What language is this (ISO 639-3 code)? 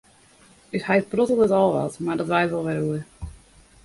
fry